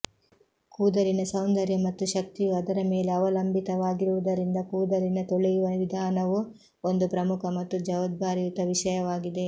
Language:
Kannada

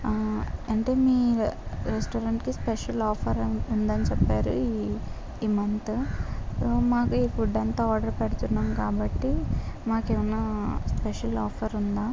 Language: Telugu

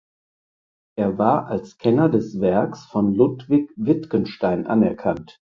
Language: German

